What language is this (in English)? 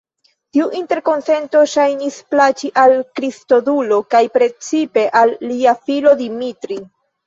Esperanto